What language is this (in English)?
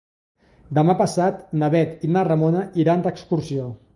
Catalan